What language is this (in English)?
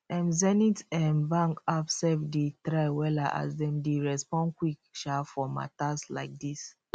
Nigerian Pidgin